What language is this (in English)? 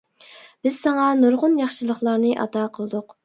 Uyghur